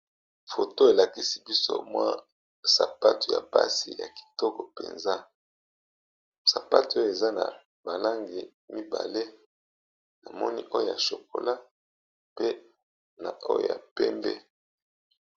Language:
Lingala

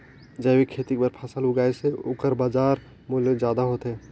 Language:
Chhattisgarhi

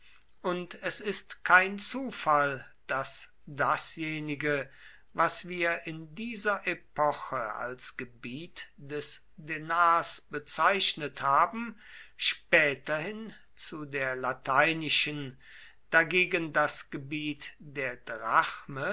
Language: German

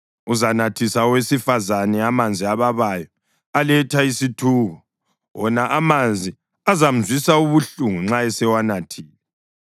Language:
North Ndebele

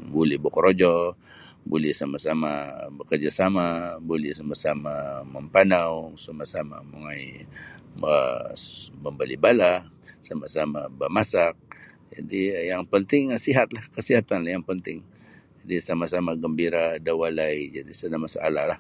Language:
Sabah Bisaya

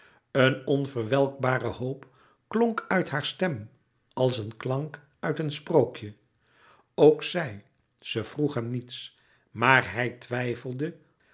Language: Dutch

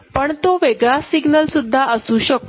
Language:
Marathi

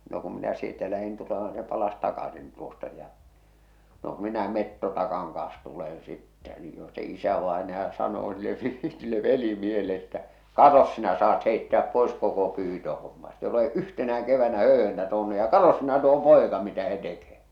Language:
Finnish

